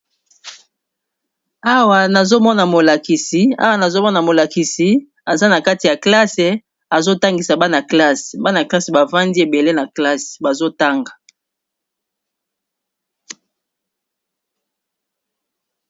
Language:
Lingala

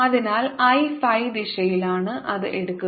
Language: Malayalam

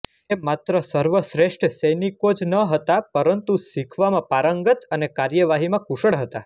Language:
Gujarati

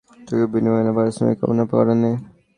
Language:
Bangla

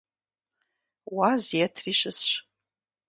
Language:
Kabardian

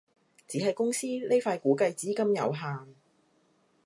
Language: Cantonese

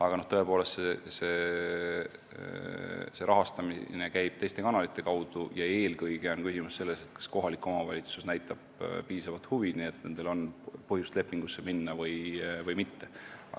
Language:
Estonian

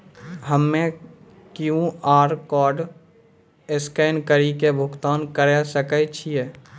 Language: Maithili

